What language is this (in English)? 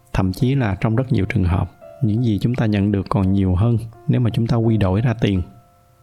Vietnamese